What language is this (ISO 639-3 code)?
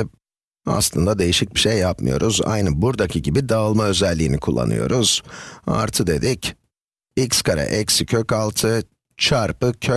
tur